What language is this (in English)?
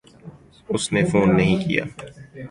Urdu